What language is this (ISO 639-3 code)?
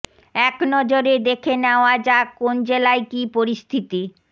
ben